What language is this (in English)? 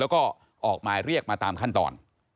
Thai